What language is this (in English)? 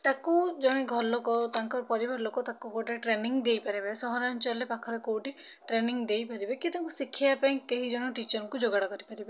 Odia